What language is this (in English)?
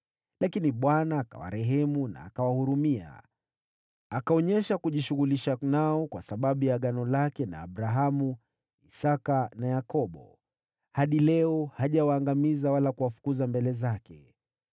Swahili